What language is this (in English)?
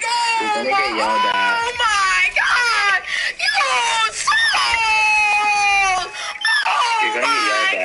English